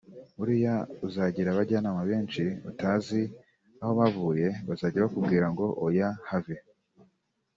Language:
Kinyarwanda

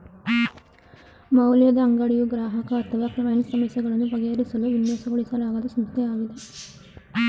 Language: Kannada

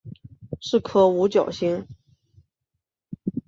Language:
Chinese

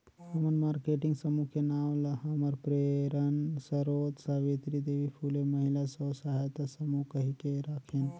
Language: Chhattisgarhi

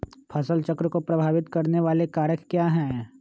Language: Magahi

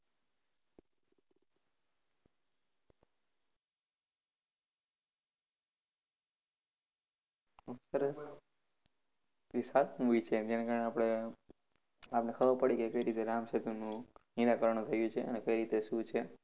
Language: Gujarati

